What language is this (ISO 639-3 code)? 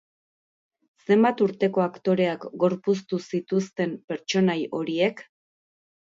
eus